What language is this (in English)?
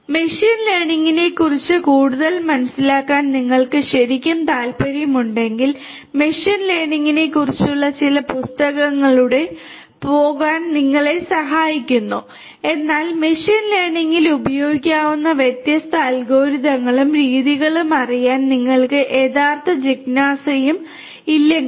Malayalam